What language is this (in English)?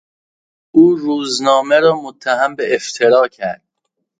Persian